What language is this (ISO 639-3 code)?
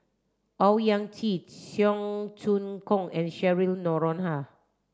eng